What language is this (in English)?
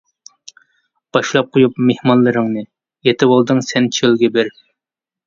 Uyghur